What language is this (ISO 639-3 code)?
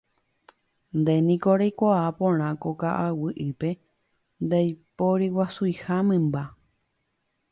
grn